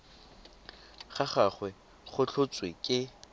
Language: Tswana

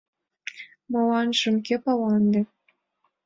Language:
Mari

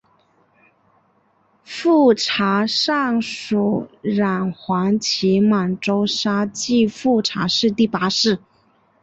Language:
Chinese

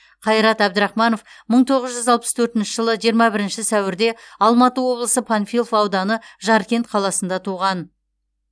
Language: Kazakh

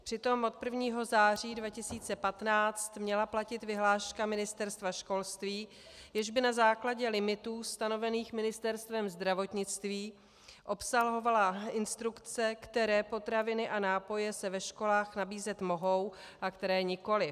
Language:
Czech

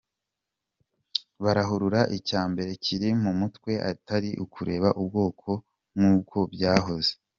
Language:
Kinyarwanda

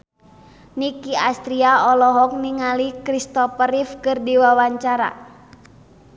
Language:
Sundanese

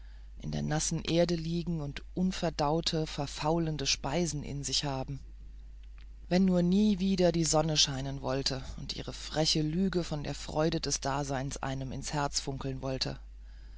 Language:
German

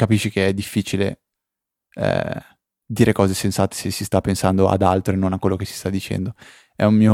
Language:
Italian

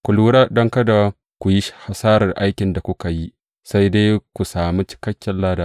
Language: Hausa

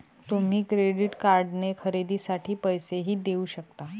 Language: Marathi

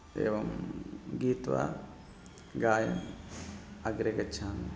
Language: Sanskrit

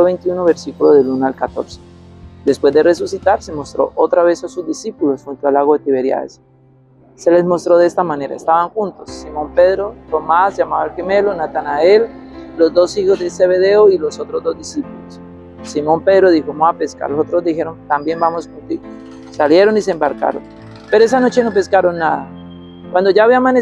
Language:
Spanish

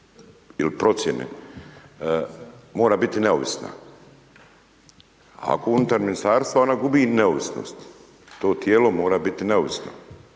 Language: Croatian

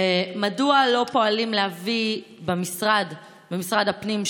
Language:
Hebrew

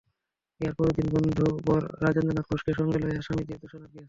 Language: Bangla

